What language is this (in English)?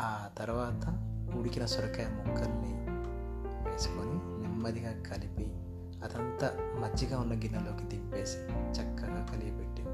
Telugu